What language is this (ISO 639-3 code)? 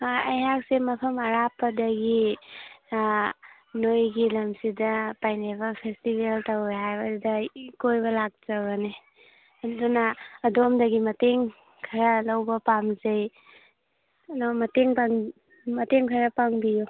mni